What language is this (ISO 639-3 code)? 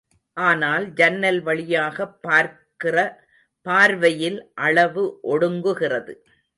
tam